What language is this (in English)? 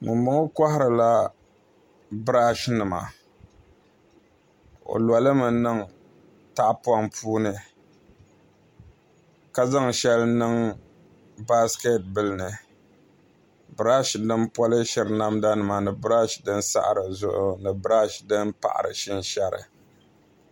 Dagbani